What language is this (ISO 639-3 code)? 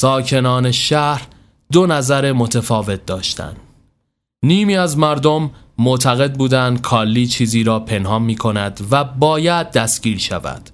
fas